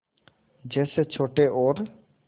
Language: Hindi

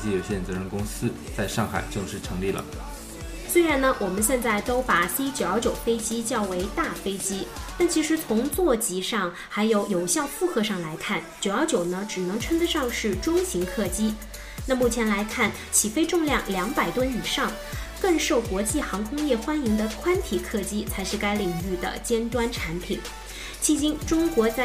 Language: Chinese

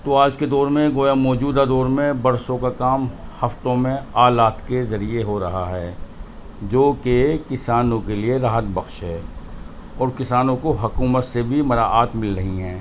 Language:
Urdu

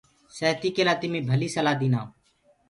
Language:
Gurgula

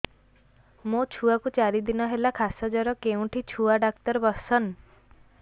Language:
Odia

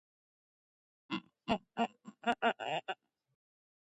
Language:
Georgian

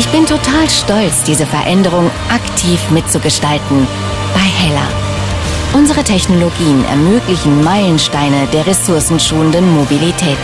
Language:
German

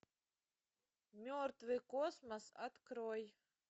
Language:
Russian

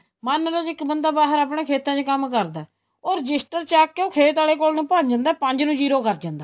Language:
Punjabi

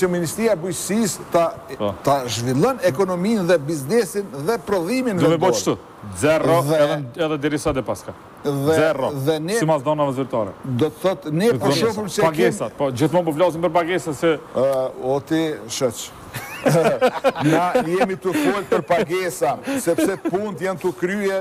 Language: Romanian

